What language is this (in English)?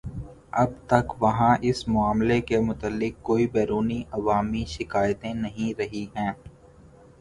Urdu